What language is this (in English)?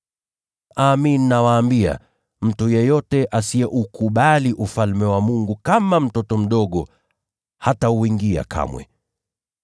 Swahili